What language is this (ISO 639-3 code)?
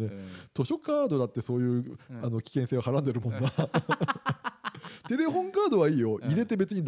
jpn